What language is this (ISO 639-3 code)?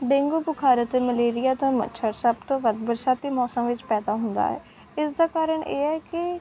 pan